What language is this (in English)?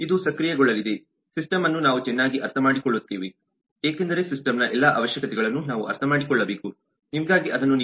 Kannada